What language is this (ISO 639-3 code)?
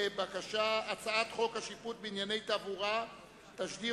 heb